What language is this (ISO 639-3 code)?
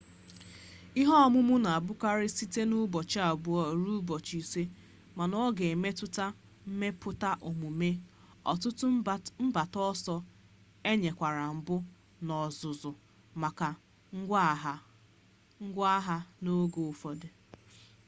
ibo